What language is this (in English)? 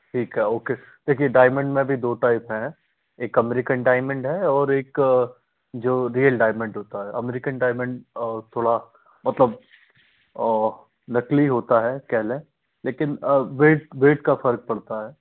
Hindi